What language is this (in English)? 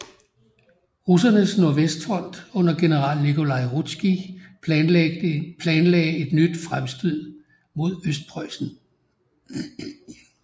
Danish